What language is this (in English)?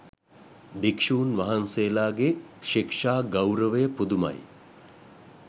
Sinhala